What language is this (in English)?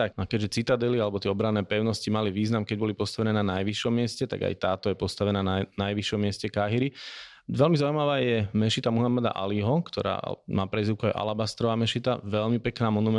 Slovak